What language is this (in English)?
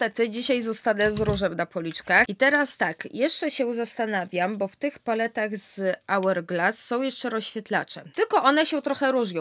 Polish